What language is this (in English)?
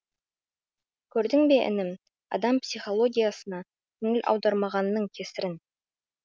Kazakh